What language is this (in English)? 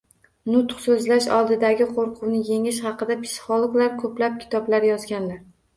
Uzbek